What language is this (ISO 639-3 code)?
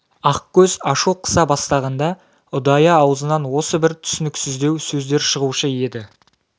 kaz